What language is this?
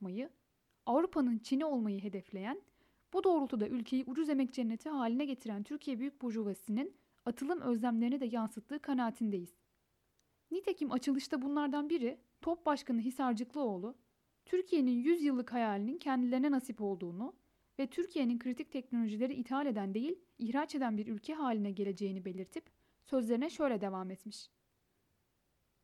Turkish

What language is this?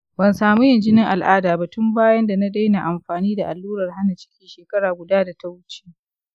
Hausa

